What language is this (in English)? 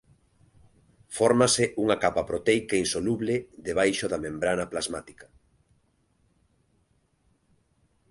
Galician